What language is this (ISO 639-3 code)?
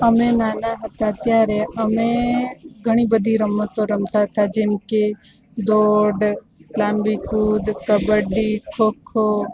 guj